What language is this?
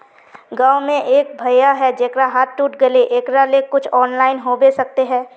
Magahi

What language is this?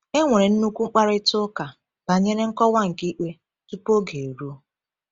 Igbo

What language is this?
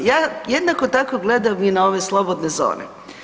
Croatian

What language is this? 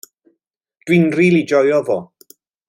Welsh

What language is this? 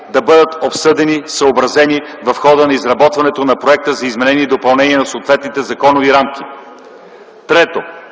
Bulgarian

